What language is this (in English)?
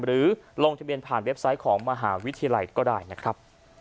Thai